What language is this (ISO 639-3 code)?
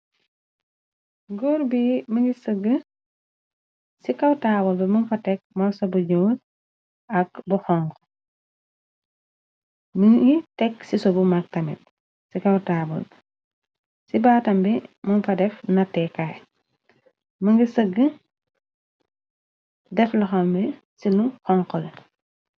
wol